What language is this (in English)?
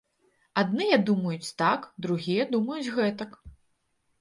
Belarusian